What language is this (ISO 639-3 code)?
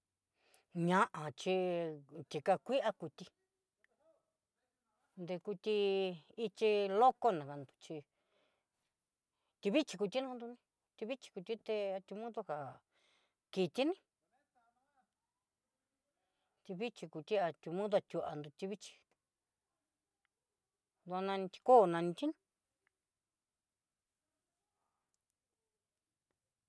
mxy